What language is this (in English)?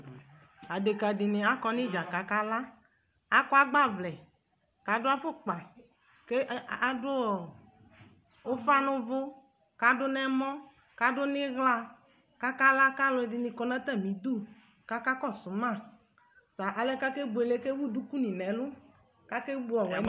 Ikposo